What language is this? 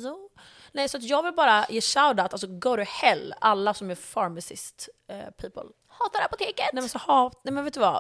Swedish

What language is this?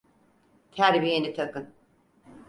Turkish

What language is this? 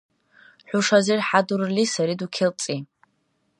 Dargwa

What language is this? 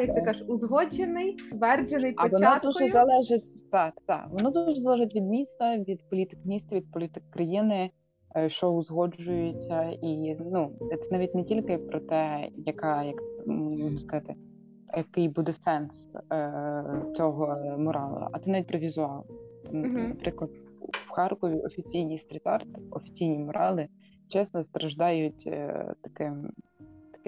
Ukrainian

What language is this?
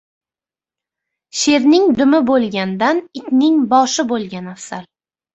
Uzbek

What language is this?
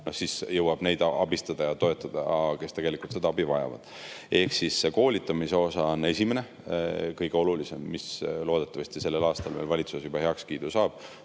Estonian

